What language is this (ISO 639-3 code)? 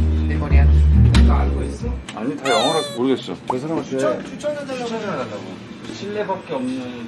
kor